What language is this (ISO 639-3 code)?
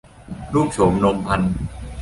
tha